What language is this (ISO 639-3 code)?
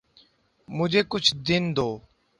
urd